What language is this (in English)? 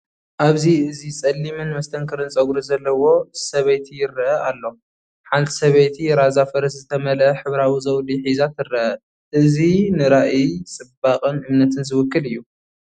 Tigrinya